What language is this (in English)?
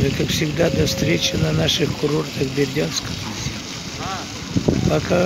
Russian